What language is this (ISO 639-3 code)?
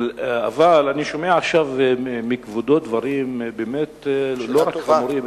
heb